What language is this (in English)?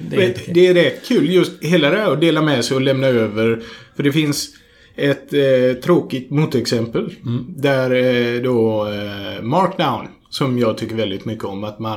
Swedish